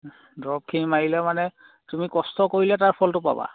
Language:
Assamese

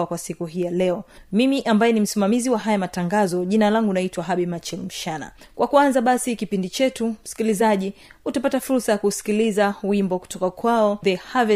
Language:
Swahili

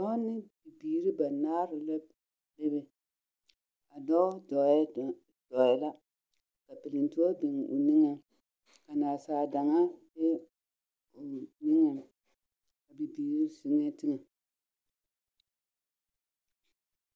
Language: Southern Dagaare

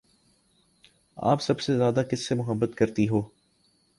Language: Urdu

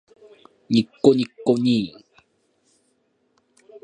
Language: Japanese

